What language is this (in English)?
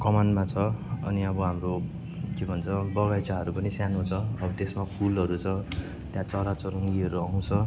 Nepali